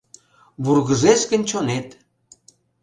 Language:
Mari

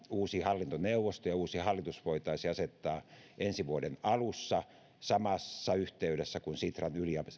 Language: Finnish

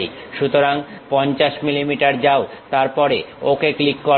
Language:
Bangla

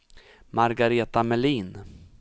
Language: Swedish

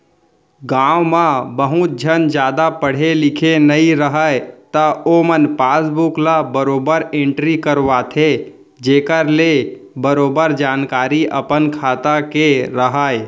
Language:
Chhattisgarhi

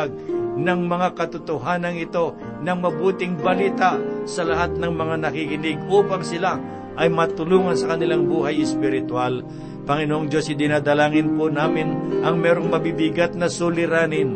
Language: Filipino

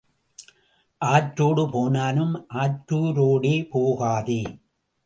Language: Tamil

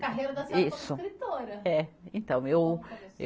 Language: Portuguese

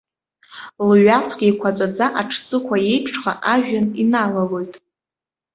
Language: Abkhazian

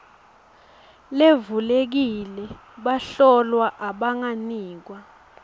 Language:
Swati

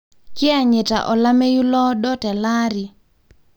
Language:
Masai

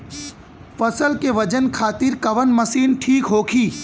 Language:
Bhojpuri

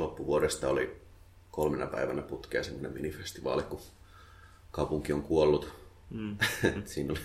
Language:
Finnish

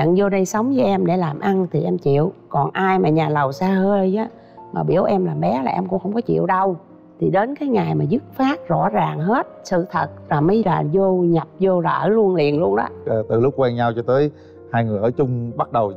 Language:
Vietnamese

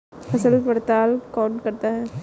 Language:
Hindi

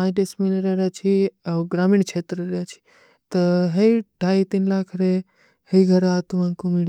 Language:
Kui (India)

